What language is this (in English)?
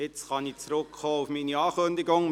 Swiss German